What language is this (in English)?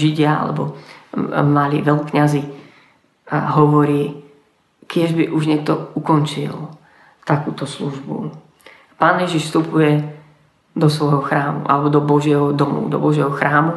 Slovak